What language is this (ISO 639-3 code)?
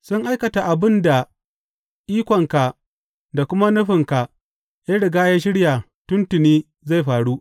hau